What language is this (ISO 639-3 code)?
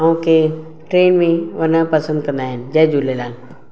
snd